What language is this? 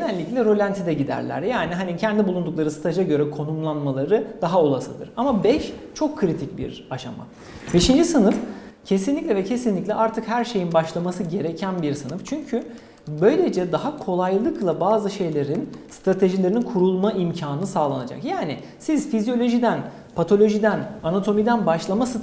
Turkish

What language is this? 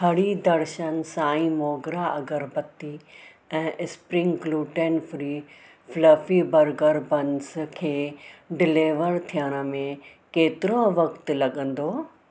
Sindhi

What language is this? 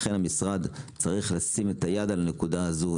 Hebrew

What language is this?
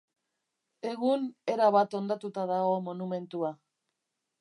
Basque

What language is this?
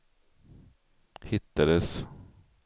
Swedish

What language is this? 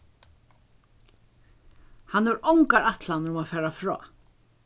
Faroese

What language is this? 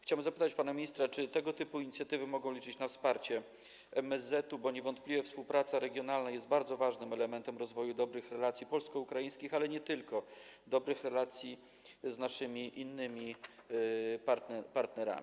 Polish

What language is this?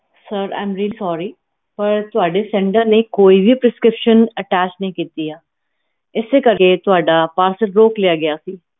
Punjabi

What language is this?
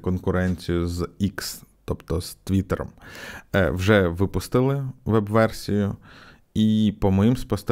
Ukrainian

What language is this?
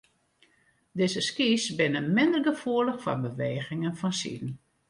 Western Frisian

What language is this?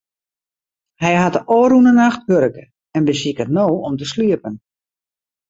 Western Frisian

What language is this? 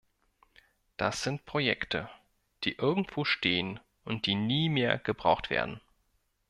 German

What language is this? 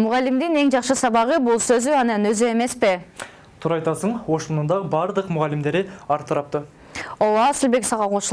Turkish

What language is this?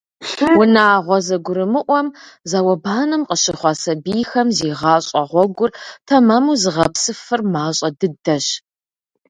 Kabardian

